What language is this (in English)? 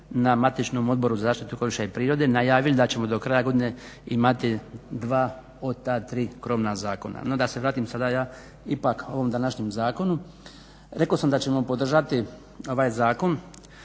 Croatian